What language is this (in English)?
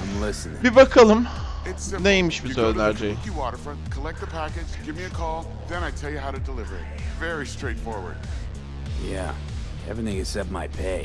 Turkish